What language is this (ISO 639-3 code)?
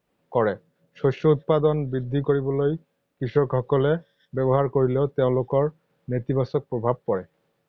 asm